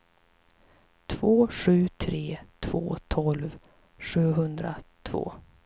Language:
Swedish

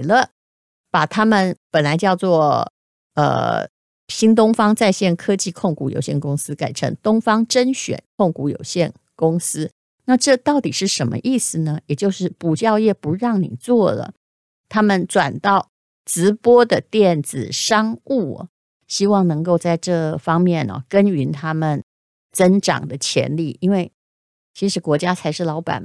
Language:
Chinese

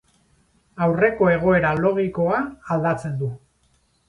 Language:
Basque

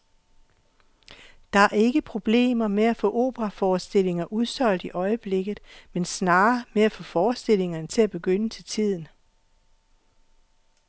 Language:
Danish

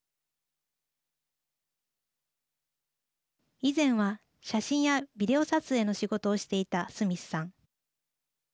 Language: Japanese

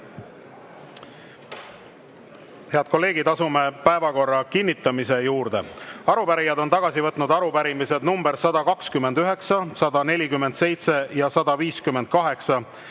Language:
Estonian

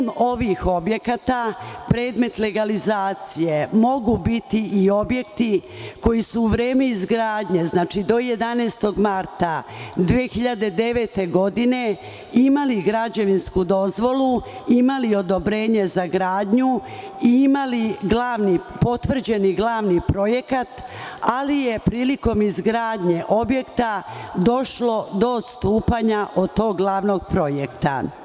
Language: Serbian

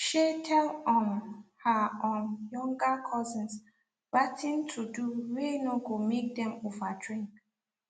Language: Nigerian Pidgin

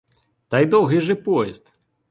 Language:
Ukrainian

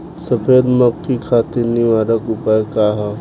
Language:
Bhojpuri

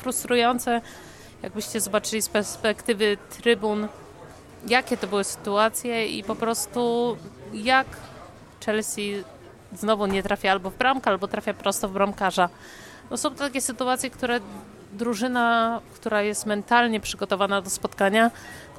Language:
Polish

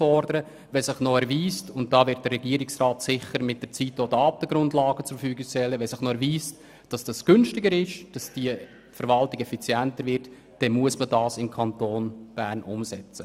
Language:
Swiss German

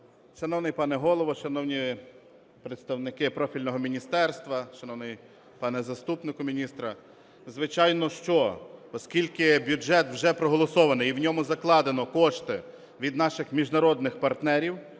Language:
Ukrainian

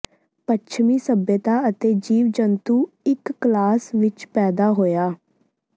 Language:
Punjabi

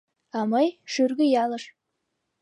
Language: Mari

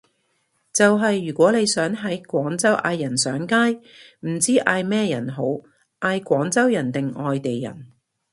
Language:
Cantonese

